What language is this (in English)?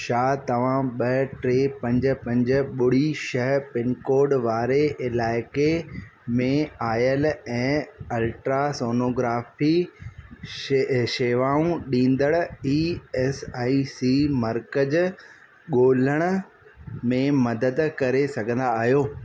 Sindhi